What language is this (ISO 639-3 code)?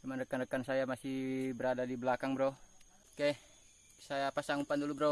ind